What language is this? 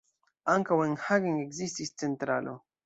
Esperanto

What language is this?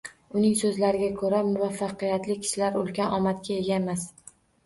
Uzbek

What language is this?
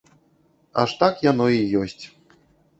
Belarusian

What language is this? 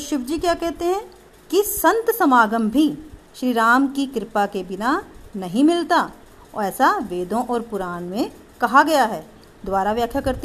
Hindi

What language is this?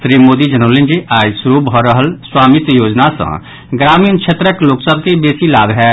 Maithili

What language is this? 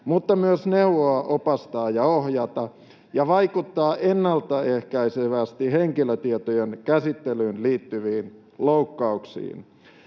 Finnish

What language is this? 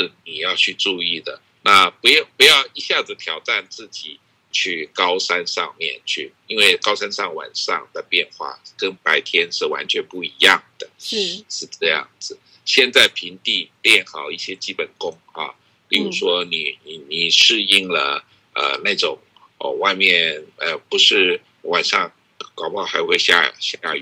Chinese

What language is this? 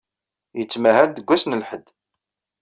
Kabyle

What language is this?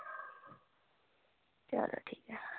Dogri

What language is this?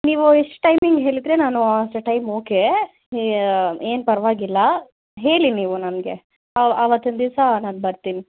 Kannada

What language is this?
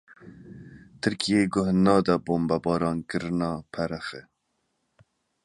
Kurdish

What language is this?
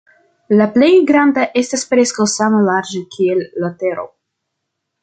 Esperanto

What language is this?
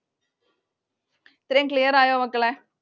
Malayalam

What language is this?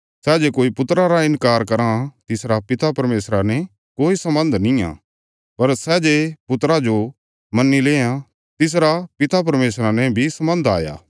Bilaspuri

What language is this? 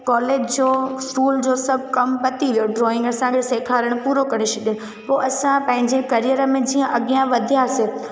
Sindhi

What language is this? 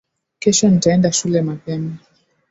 Swahili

